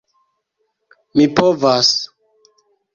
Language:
Esperanto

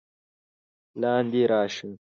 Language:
Pashto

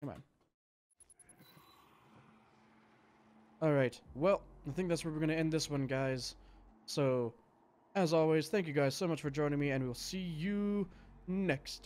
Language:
English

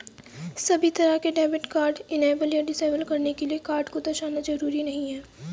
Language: Hindi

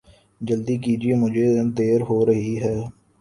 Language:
Urdu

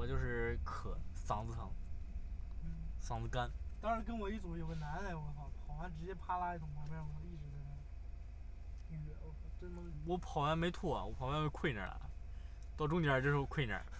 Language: Chinese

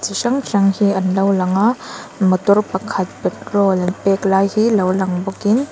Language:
Mizo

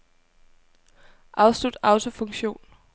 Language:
Danish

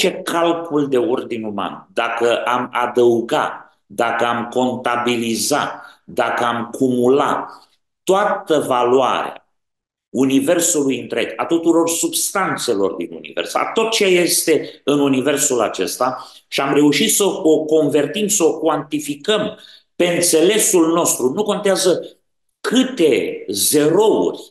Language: Romanian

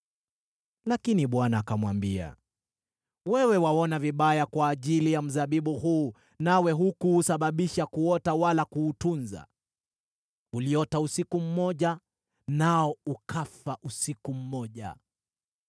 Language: Swahili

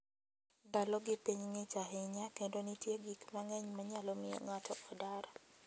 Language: Luo (Kenya and Tanzania)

